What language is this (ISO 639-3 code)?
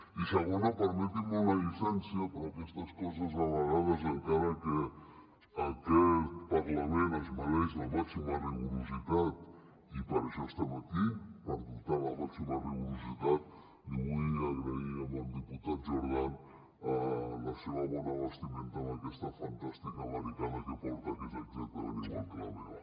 cat